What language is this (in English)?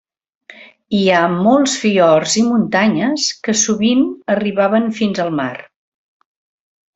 Catalan